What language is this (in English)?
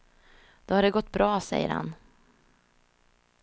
Swedish